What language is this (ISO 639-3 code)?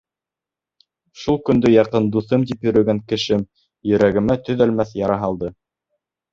bak